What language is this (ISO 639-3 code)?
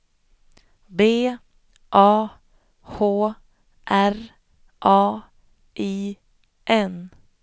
swe